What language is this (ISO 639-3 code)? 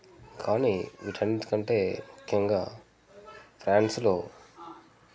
tel